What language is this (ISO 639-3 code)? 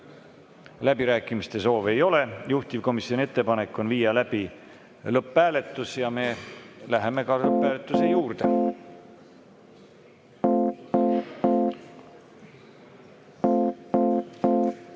est